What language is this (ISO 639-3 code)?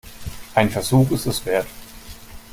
deu